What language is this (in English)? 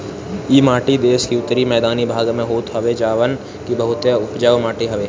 Bhojpuri